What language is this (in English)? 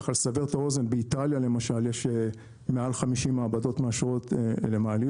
Hebrew